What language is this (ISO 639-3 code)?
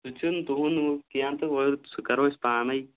kas